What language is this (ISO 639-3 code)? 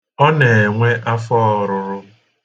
ibo